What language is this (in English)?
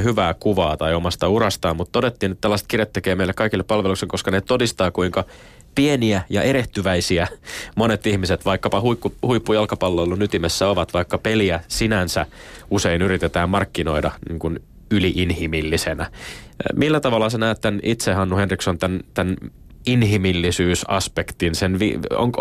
Finnish